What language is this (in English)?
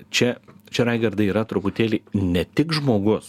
Lithuanian